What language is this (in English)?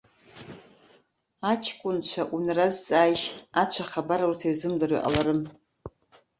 Abkhazian